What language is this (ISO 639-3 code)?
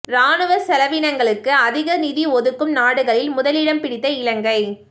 tam